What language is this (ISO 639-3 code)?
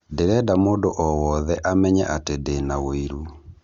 kik